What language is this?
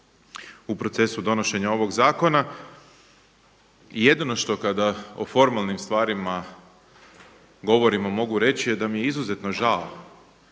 Croatian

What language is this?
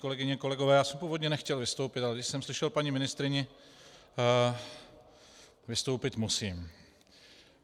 Czech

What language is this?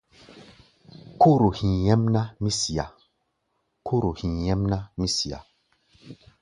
Gbaya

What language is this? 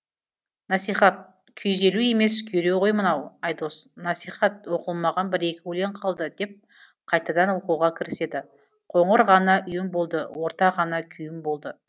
Kazakh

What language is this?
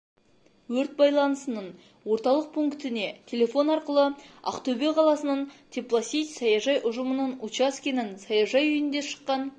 Kazakh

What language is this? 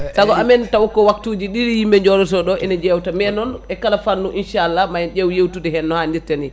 Fula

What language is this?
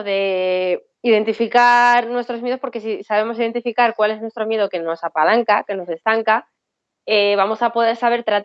Spanish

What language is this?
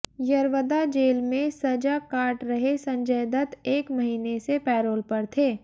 Hindi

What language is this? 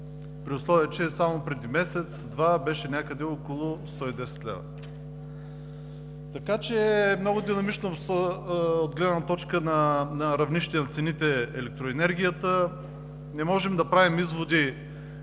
Bulgarian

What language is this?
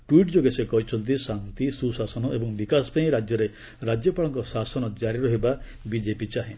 Odia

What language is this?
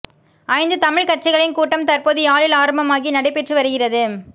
Tamil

